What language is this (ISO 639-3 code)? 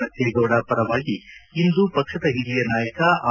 kan